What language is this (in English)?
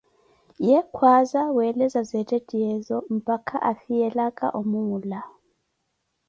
Koti